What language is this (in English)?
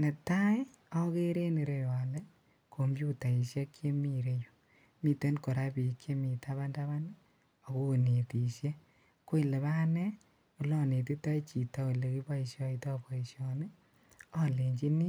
Kalenjin